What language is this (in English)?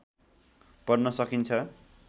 Nepali